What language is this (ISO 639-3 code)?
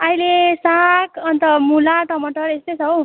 nep